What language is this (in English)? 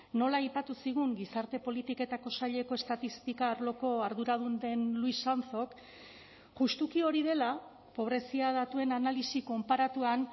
Basque